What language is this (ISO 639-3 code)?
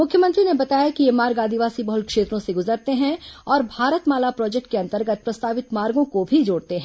hin